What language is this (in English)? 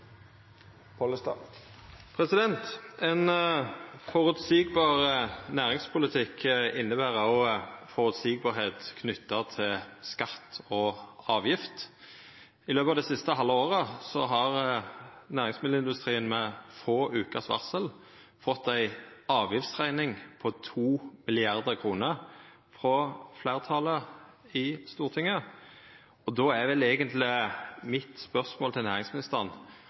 Norwegian